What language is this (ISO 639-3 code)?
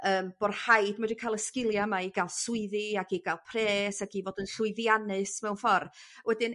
cym